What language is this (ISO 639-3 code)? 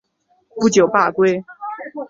zho